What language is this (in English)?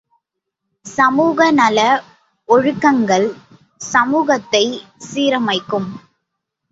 Tamil